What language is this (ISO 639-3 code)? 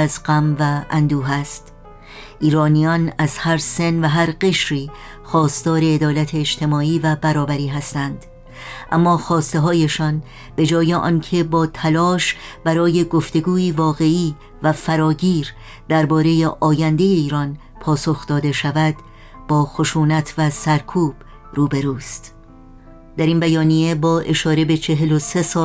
fas